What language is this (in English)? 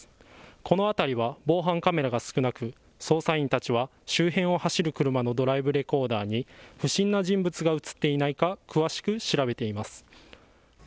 Japanese